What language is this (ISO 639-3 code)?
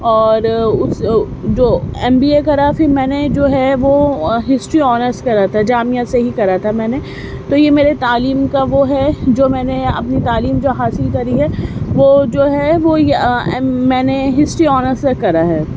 urd